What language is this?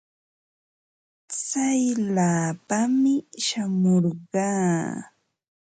Ambo-Pasco Quechua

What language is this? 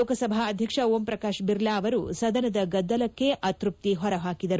Kannada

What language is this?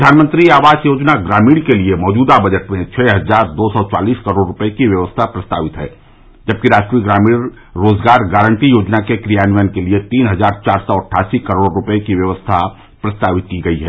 Hindi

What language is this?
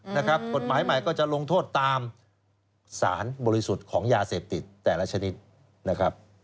Thai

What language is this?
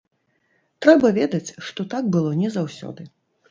Belarusian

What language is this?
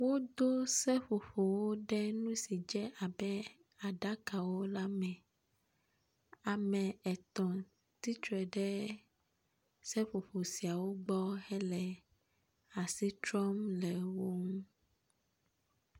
Ewe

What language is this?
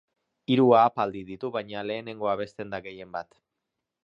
Basque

